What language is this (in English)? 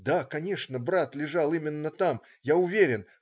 Russian